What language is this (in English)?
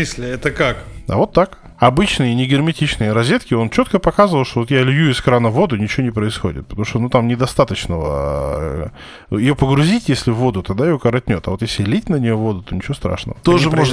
Russian